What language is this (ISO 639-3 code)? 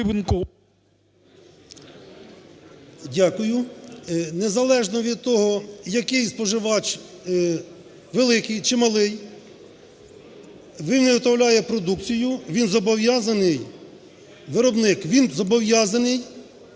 ukr